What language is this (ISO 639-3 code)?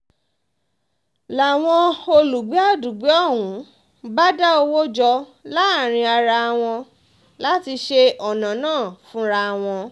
yor